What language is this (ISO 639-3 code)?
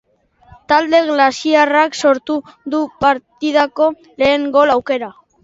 eus